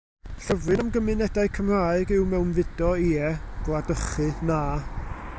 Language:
Welsh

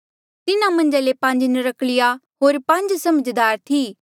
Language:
Mandeali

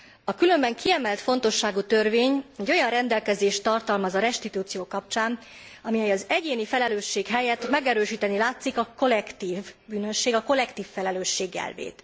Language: Hungarian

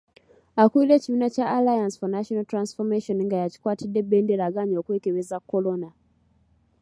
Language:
Ganda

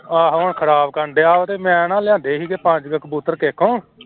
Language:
Punjabi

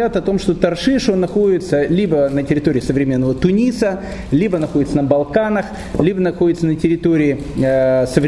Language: Russian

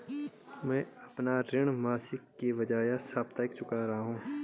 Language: Hindi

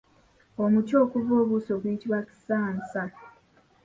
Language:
Ganda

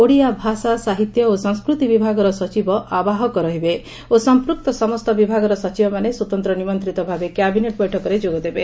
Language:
Odia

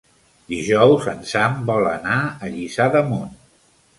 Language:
Catalan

